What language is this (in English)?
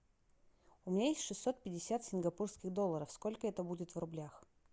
Russian